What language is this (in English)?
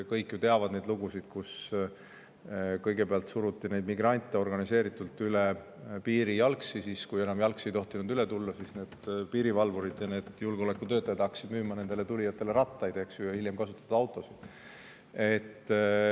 Estonian